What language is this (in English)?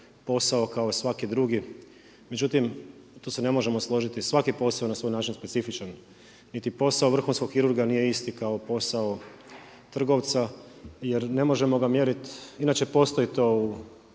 Croatian